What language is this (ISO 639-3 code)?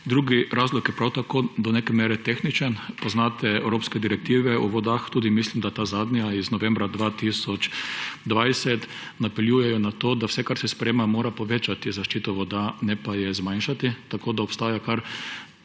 slv